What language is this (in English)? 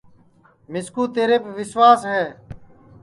Sansi